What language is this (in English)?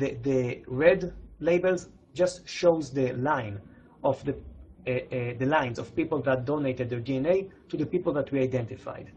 English